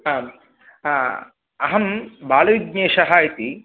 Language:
Sanskrit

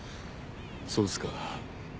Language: Japanese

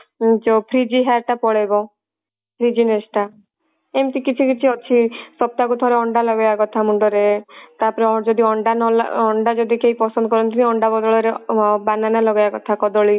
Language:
Odia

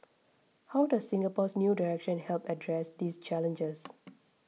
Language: English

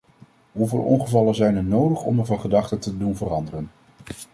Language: Dutch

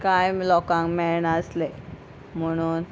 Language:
Konkani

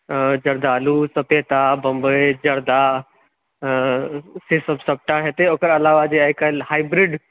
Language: Maithili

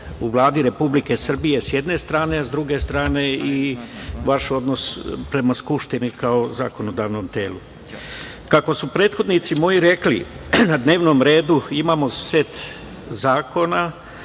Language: Serbian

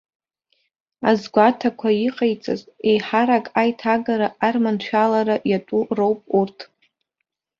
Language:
Abkhazian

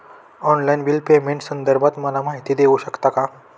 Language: Marathi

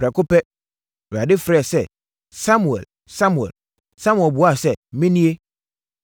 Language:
Akan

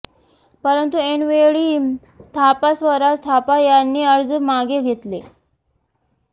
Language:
Marathi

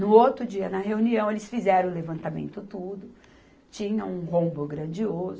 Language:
Portuguese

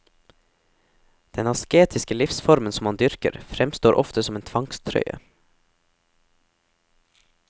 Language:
Norwegian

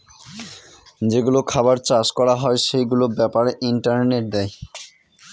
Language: Bangla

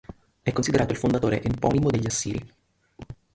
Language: Italian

